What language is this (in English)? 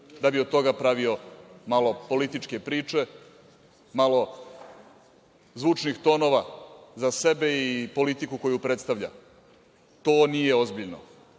Serbian